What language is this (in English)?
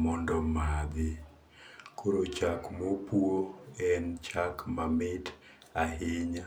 Luo (Kenya and Tanzania)